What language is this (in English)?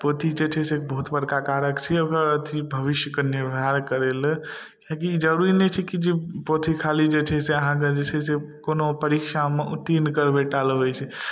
Maithili